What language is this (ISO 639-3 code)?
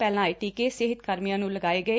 pan